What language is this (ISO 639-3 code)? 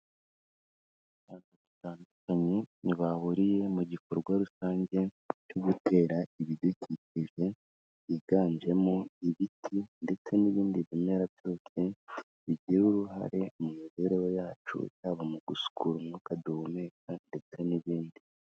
kin